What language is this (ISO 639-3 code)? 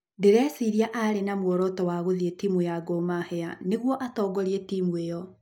kik